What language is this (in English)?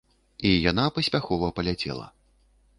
Belarusian